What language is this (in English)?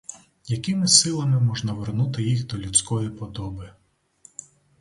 Ukrainian